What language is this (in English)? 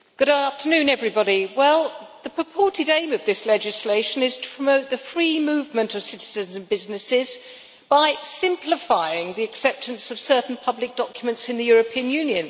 English